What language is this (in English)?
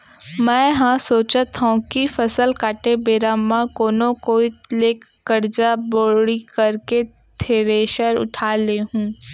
Chhattisgarhi